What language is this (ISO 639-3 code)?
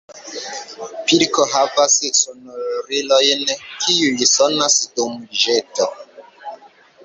epo